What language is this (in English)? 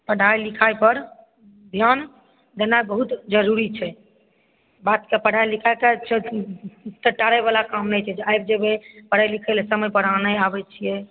Maithili